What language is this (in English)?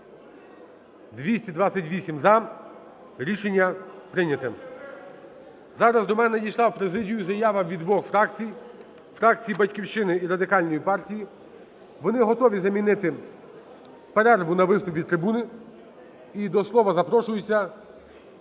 Ukrainian